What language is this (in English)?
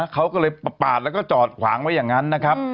Thai